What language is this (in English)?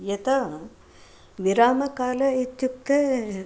Sanskrit